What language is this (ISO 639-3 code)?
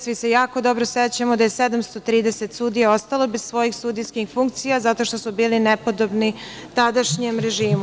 srp